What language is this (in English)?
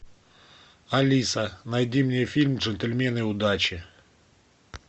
Russian